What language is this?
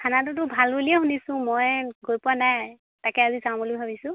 Assamese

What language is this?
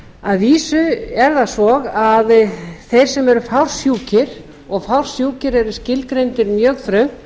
Icelandic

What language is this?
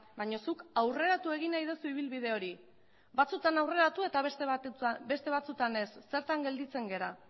Basque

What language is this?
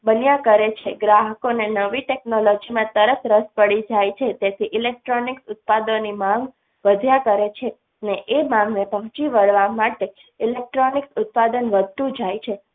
Gujarati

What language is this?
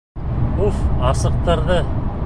Bashkir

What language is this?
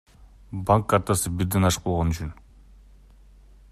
Kyrgyz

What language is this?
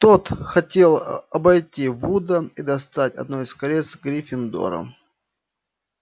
Russian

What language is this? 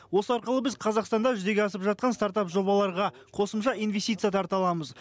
Kazakh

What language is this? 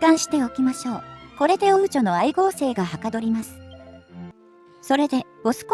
Japanese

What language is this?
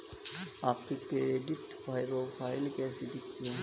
Hindi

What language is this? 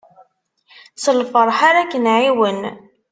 Kabyle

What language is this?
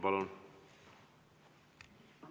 Estonian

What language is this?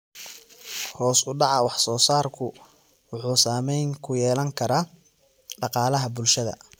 Somali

